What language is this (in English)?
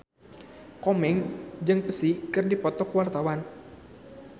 Sundanese